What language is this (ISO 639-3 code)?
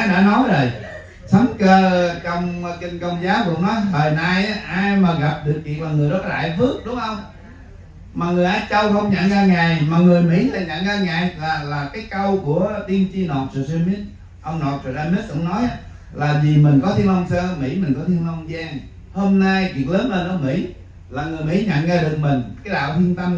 vie